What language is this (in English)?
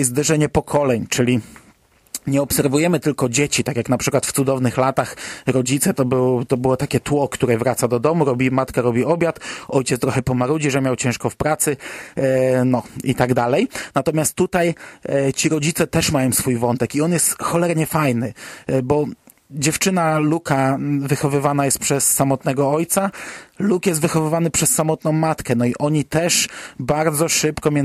Polish